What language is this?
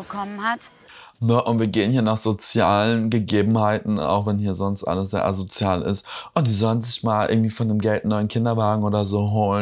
German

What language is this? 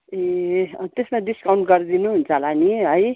Nepali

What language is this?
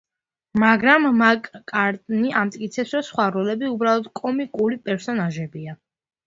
Georgian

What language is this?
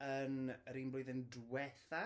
Welsh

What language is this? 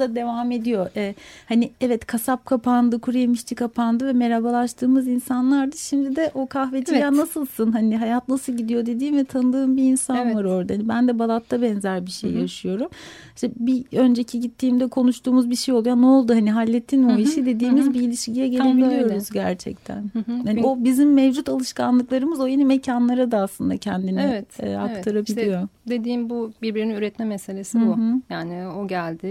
Turkish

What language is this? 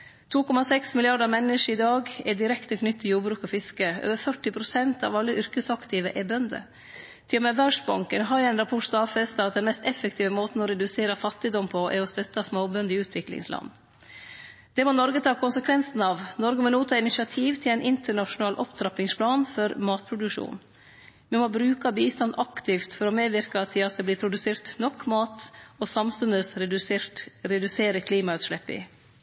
Norwegian Nynorsk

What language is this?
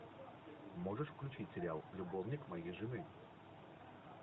Russian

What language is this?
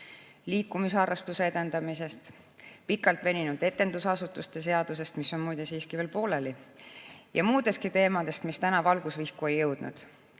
Estonian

